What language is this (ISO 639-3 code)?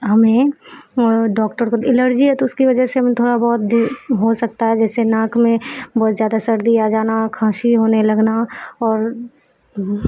urd